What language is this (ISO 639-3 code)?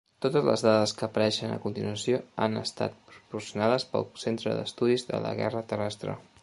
cat